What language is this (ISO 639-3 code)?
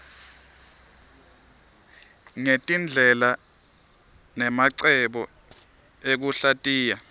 ssw